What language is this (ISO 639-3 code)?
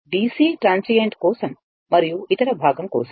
tel